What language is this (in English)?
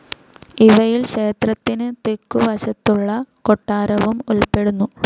Malayalam